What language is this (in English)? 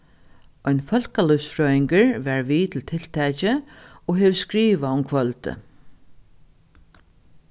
Faroese